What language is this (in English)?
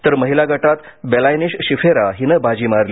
Marathi